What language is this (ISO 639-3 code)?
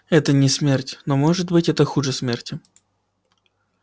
rus